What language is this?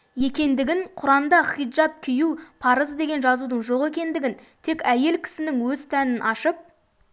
Kazakh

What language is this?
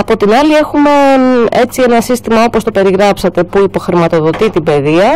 Greek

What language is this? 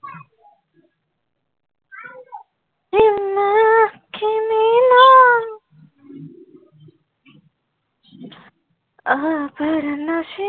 Assamese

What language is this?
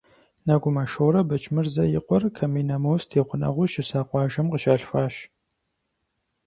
Kabardian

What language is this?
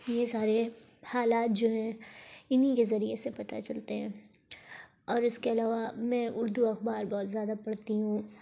Urdu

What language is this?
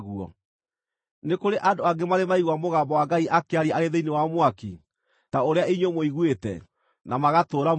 Kikuyu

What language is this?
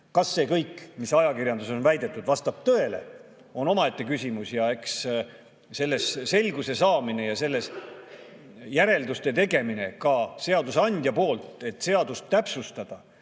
Estonian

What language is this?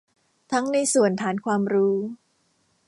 Thai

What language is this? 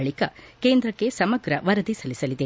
Kannada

